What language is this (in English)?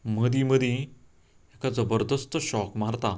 Konkani